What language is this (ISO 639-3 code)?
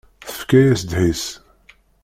kab